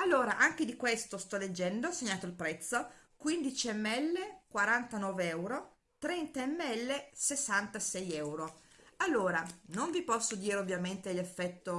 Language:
Italian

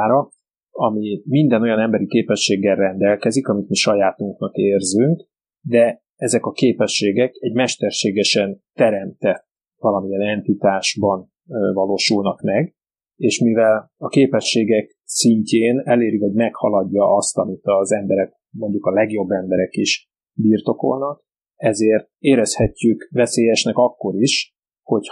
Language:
Hungarian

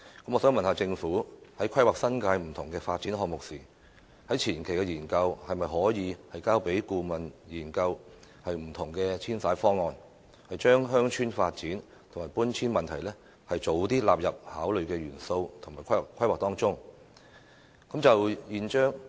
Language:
Cantonese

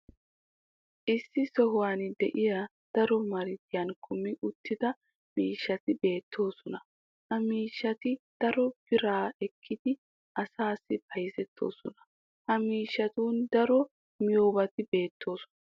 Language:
Wolaytta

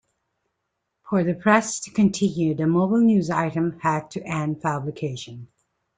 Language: English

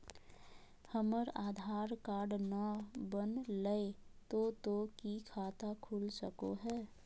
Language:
Magahi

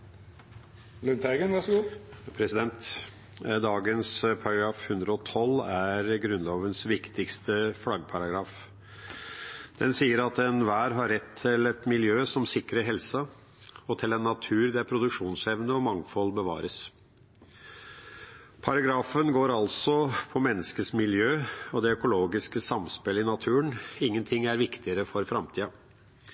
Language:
Norwegian Bokmål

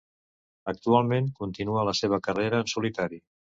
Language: Catalan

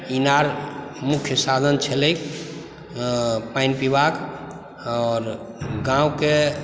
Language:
Maithili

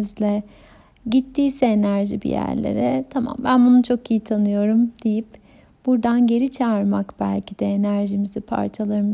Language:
Turkish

